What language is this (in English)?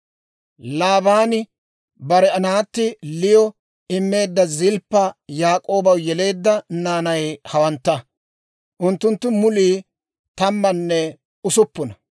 Dawro